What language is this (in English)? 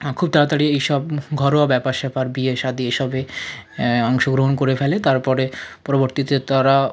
Bangla